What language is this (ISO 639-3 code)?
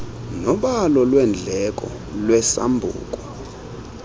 xho